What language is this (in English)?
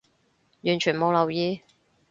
Cantonese